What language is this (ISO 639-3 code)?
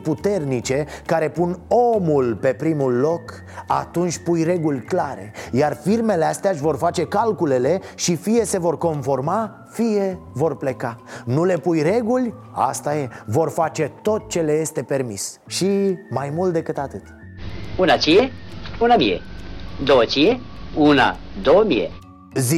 ron